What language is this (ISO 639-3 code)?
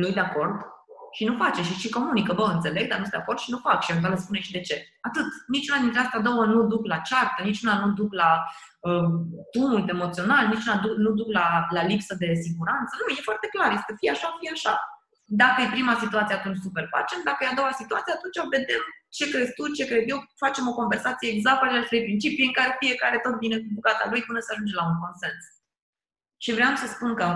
ron